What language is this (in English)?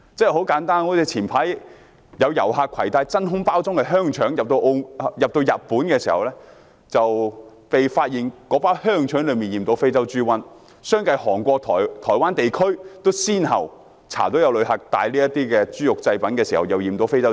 Cantonese